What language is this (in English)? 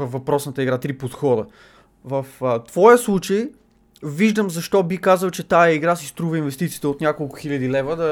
Bulgarian